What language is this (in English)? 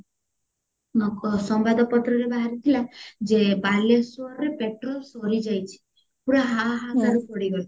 Odia